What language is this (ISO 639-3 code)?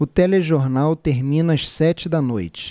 por